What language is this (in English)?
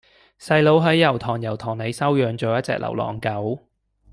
Cantonese